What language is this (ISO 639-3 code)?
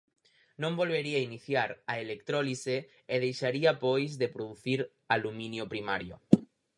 glg